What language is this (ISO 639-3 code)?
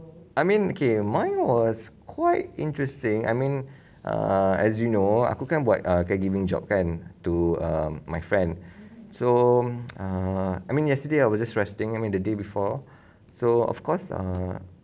eng